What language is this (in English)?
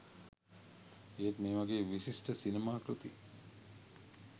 Sinhala